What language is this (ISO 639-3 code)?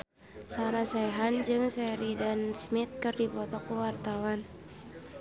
sun